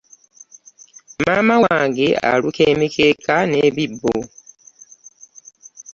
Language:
Ganda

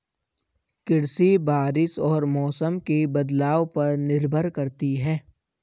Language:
Hindi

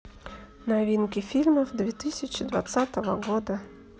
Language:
Russian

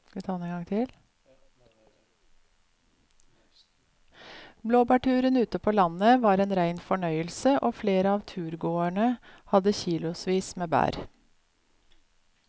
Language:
Norwegian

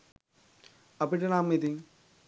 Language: Sinhala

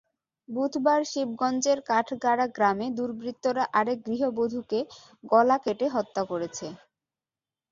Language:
Bangla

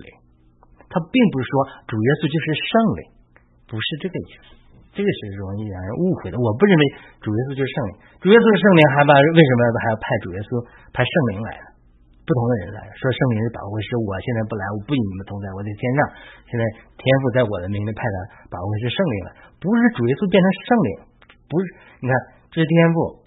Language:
Chinese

